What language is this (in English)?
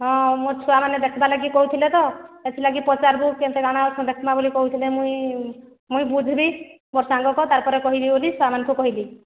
Odia